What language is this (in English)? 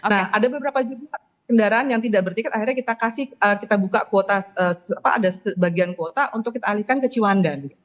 Indonesian